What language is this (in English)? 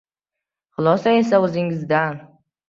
Uzbek